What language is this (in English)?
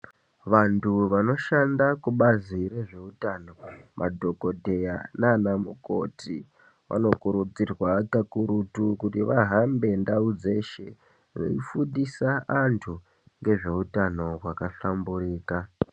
Ndau